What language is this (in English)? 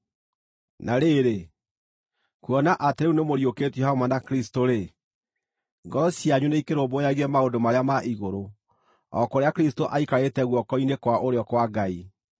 Kikuyu